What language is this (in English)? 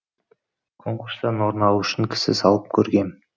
Kazakh